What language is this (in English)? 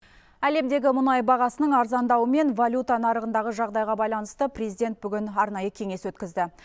Kazakh